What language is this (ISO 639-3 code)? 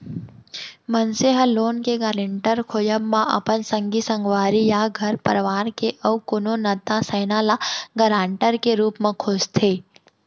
hne